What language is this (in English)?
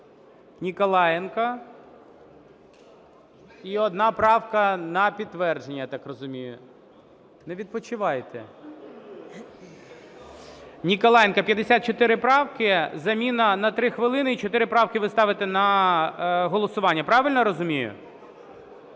Ukrainian